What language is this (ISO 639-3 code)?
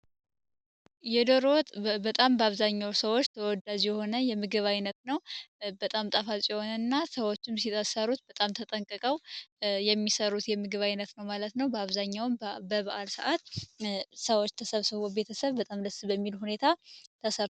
amh